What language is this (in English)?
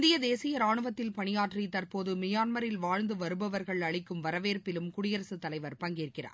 Tamil